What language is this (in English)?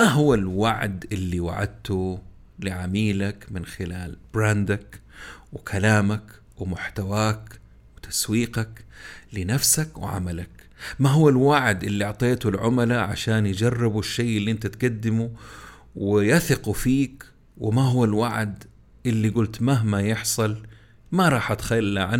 Arabic